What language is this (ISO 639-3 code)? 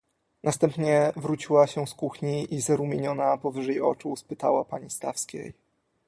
pol